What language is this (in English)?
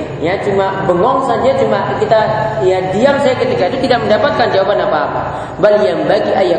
Indonesian